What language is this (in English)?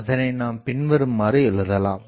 Tamil